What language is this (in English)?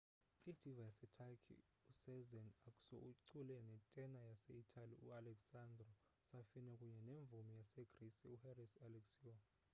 Xhosa